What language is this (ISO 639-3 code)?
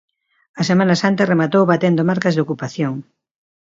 glg